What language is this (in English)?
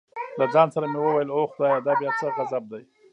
Pashto